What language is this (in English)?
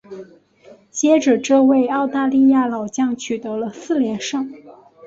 Chinese